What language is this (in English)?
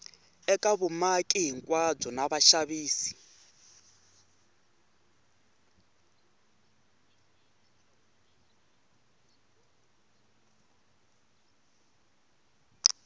Tsonga